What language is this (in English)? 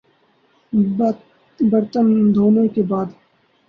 Urdu